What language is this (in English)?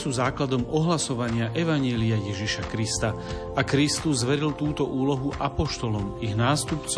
Slovak